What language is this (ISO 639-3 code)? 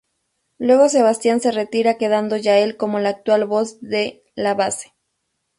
spa